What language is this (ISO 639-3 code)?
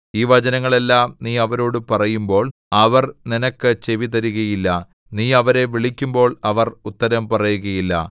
mal